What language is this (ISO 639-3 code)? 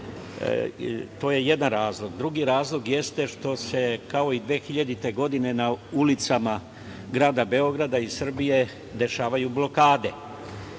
srp